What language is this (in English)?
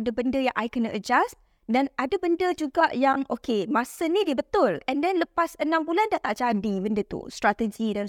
Malay